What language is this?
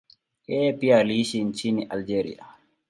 Swahili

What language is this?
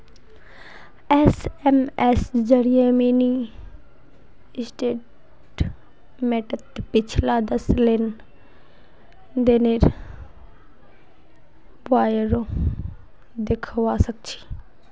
Magahi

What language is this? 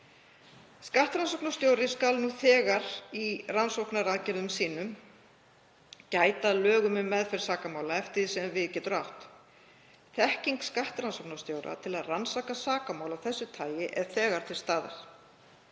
Icelandic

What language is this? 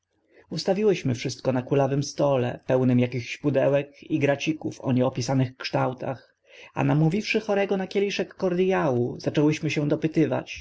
Polish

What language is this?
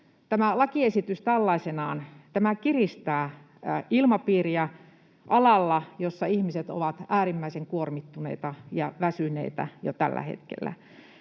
Finnish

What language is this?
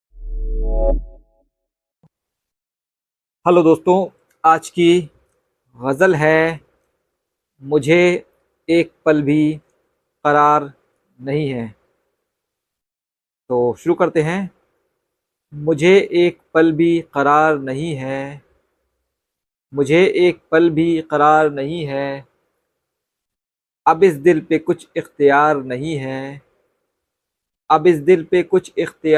Hindi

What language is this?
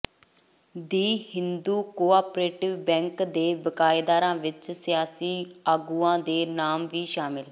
Punjabi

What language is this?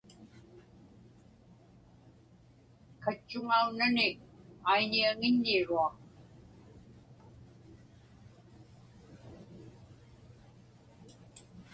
Inupiaq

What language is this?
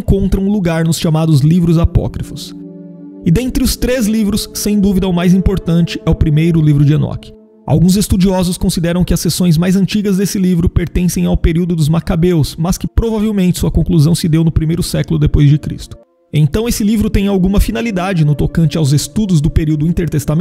Portuguese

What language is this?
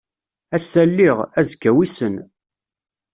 Kabyle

